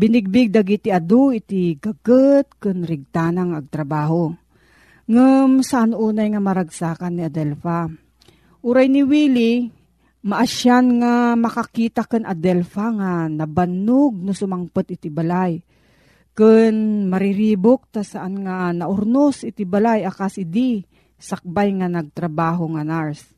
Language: Filipino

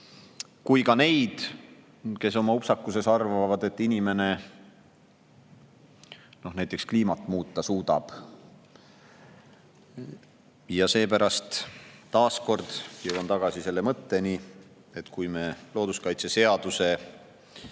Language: Estonian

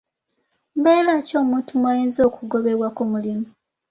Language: Ganda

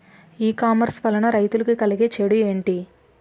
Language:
Telugu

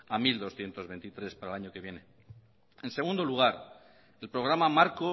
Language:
Spanish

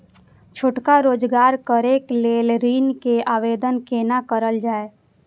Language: Maithili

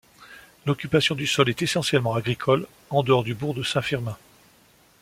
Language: French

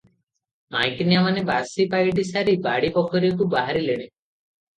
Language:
Odia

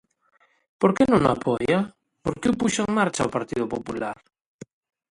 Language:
Galician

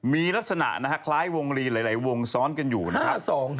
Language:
Thai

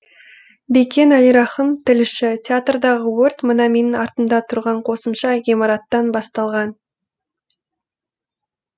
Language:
Kazakh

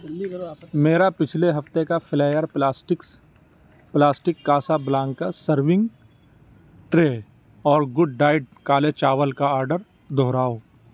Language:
Urdu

